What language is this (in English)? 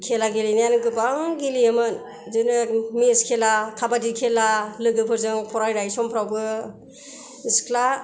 Bodo